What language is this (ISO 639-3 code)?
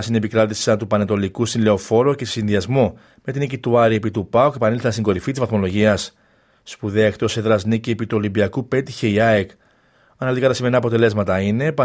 ell